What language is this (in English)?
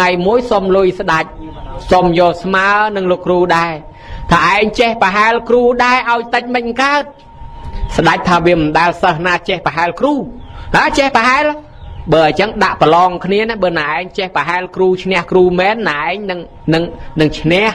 Thai